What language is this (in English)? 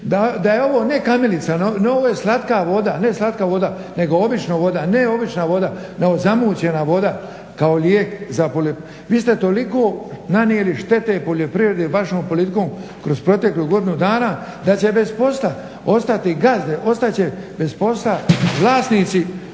Croatian